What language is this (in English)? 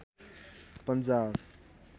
Nepali